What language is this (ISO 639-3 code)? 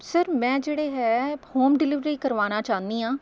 pan